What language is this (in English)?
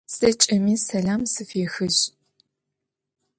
Adyghe